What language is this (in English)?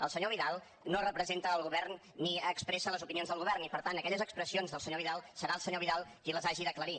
Catalan